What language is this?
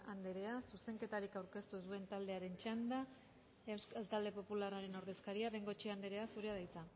Basque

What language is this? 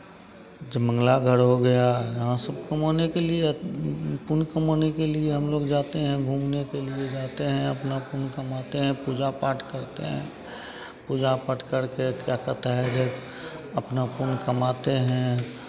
Hindi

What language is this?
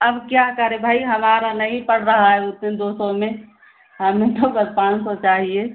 Hindi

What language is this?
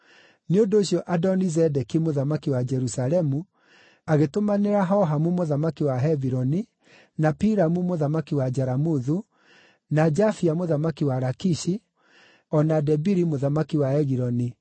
Kikuyu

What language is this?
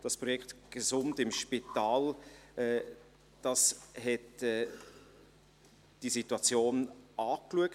Swiss German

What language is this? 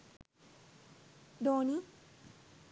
Sinhala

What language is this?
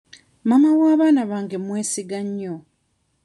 Ganda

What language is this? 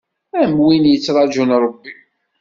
Kabyle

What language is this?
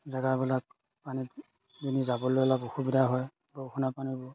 Assamese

